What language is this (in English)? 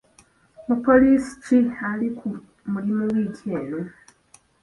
Ganda